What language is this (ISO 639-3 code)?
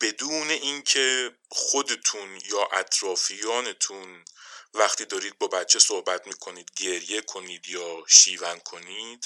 fas